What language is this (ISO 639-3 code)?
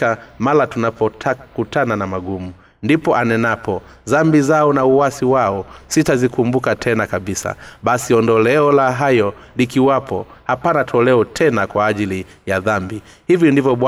swa